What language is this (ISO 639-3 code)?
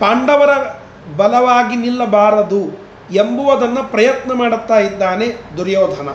kan